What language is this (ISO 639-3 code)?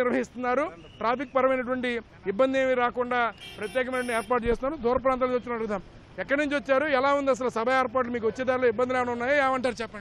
hin